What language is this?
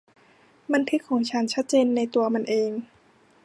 Thai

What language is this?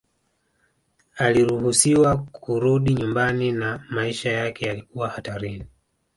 Swahili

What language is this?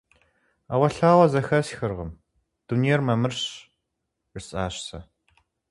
Kabardian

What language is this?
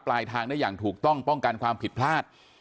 Thai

